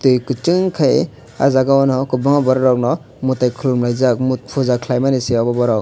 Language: Kok Borok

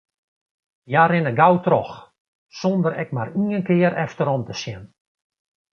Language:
Western Frisian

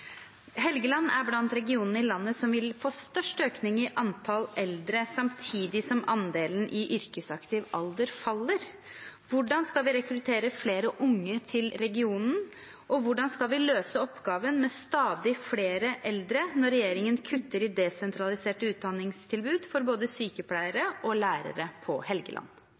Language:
Norwegian Bokmål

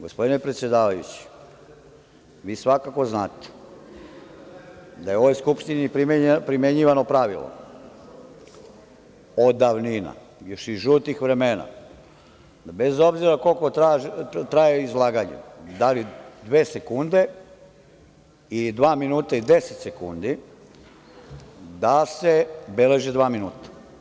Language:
Serbian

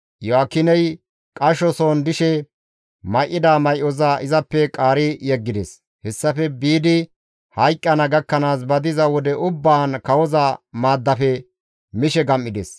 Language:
Gamo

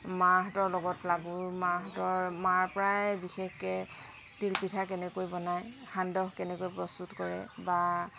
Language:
Assamese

